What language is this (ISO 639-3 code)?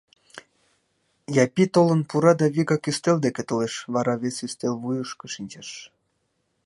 chm